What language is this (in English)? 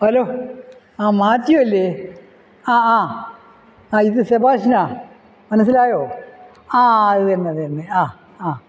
Malayalam